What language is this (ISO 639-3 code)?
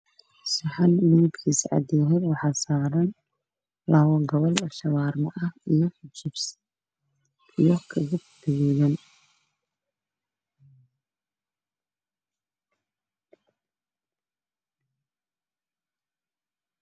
som